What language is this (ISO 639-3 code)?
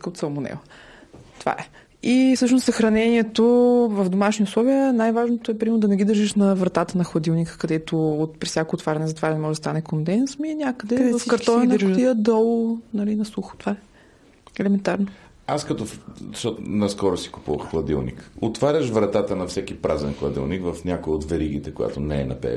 bul